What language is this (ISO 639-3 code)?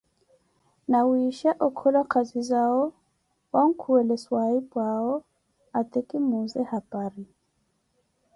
eko